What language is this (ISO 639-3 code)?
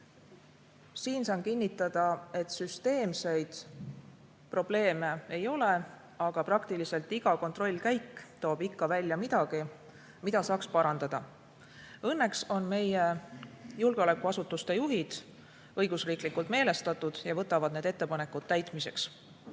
est